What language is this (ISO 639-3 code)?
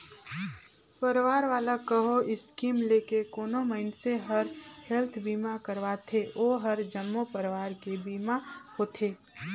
hne